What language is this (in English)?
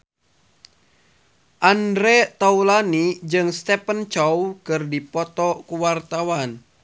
Sundanese